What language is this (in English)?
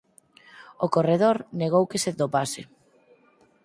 Galician